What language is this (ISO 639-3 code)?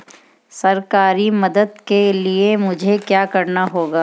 hin